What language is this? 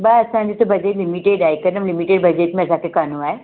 Sindhi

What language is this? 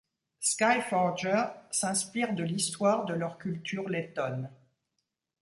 French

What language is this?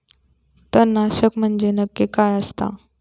Marathi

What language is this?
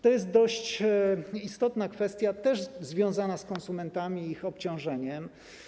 Polish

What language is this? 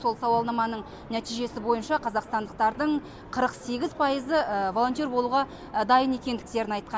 Kazakh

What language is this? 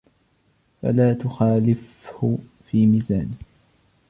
Arabic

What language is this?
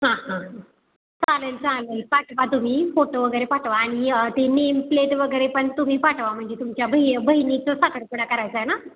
Marathi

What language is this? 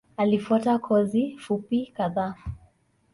Swahili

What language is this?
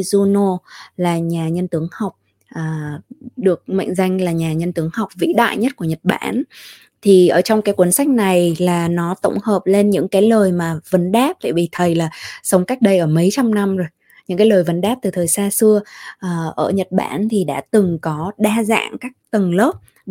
Vietnamese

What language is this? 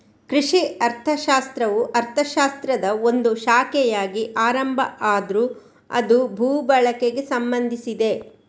Kannada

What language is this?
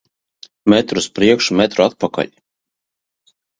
Latvian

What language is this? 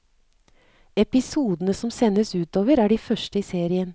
Norwegian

